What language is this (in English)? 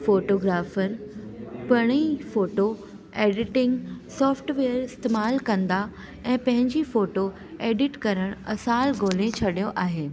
Sindhi